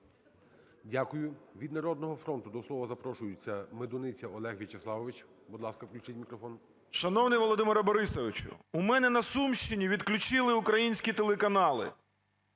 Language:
Ukrainian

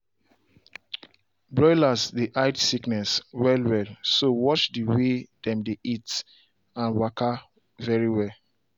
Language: Nigerian Pidgin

